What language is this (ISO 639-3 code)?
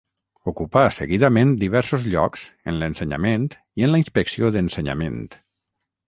cat